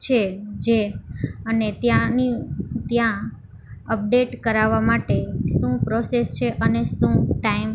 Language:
Gujarati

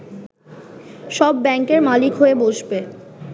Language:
Bangla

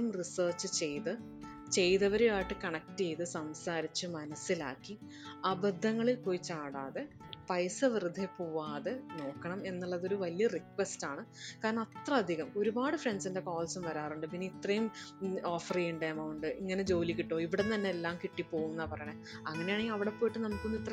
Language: Malayalam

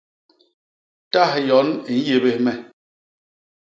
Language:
Basaa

